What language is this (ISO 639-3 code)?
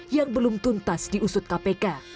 ind